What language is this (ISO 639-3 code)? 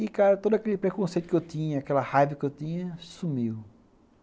por